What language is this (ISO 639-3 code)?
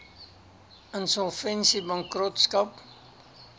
afr